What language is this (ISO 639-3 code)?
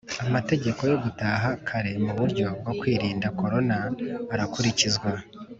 kin